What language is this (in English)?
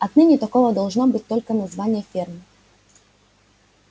Russian